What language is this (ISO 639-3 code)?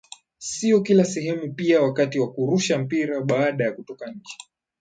swa